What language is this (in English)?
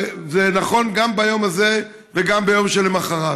Hebrew